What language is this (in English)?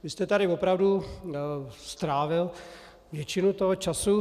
Czech